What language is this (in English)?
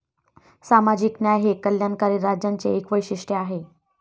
Marathi